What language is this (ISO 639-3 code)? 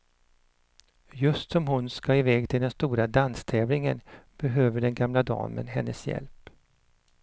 swe